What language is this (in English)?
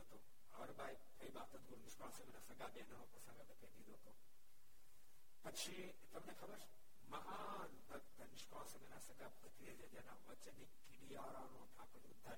Gujarati